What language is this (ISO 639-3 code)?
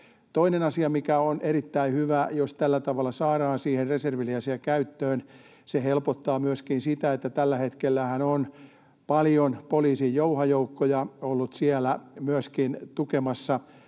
fin